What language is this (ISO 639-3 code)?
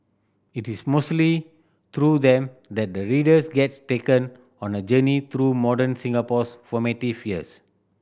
eng